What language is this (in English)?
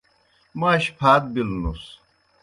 Kohistani Shina